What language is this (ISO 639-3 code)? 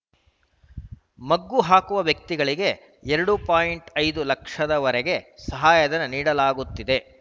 kan